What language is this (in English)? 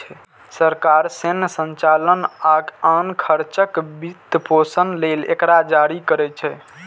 Maithili